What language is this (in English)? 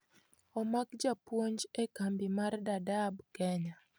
Luo (Kenya and Tanzania)